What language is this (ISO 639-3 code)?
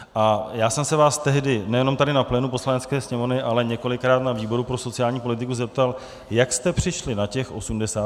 ces